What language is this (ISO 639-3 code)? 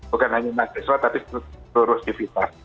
ind